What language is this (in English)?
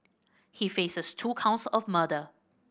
English